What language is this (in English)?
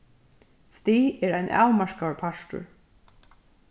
Faroese